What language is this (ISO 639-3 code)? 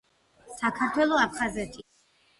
kat